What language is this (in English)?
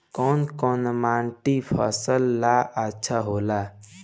Bhojpuri